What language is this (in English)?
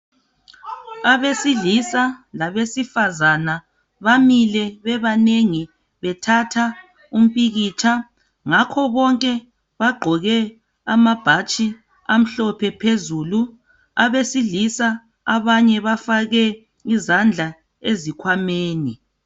North Ndebele